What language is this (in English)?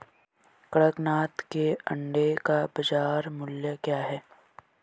Hindi